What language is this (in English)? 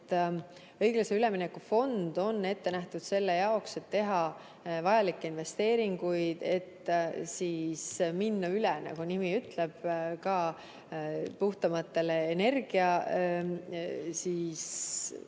Estonian